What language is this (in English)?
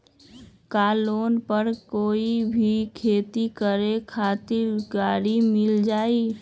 Magahi